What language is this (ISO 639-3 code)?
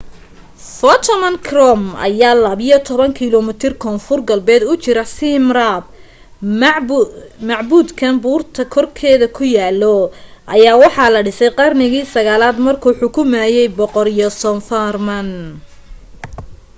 som